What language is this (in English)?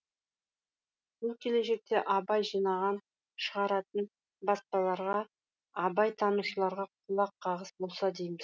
Kazakh